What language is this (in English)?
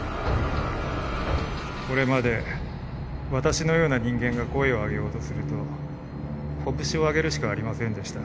Japanese